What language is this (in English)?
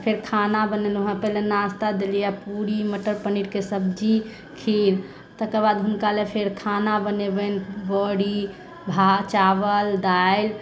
Maithili